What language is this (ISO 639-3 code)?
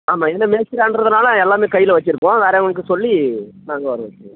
tam